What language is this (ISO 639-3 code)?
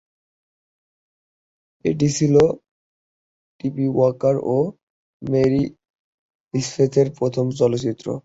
ben